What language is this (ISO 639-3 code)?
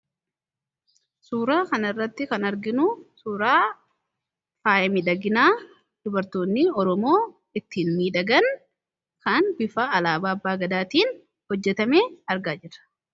orm